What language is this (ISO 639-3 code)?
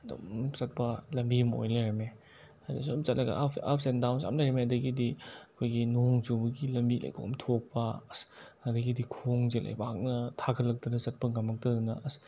mni